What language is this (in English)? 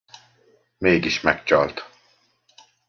Hungarian